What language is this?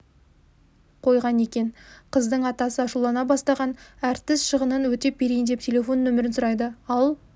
Kazakh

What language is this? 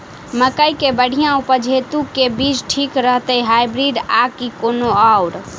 Maithili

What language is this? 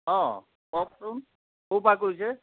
Assamese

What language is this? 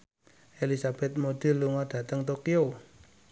Javanese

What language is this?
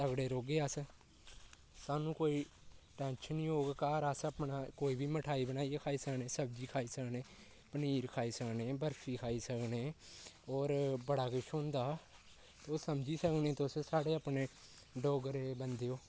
Dogri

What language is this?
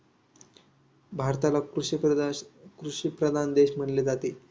Marathi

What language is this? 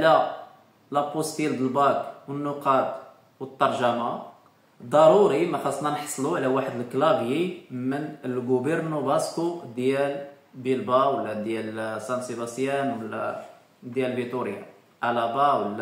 Arabic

